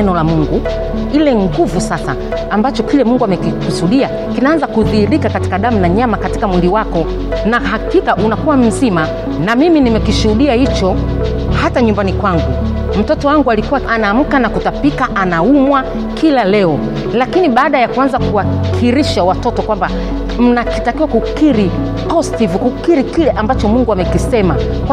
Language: Swahili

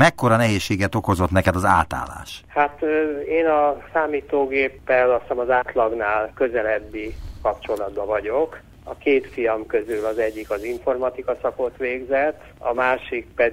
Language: Hungarian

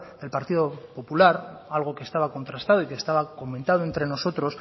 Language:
Spanish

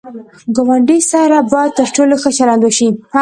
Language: Pashto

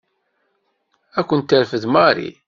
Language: Kabyle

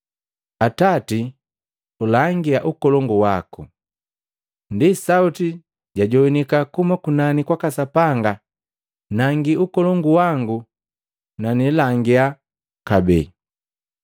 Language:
Matengo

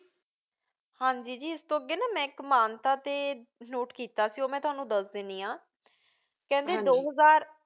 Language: Punjabi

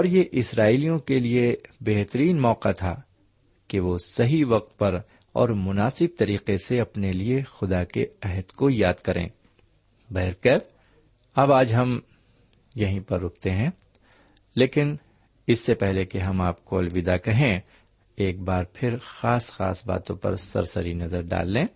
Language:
Urdu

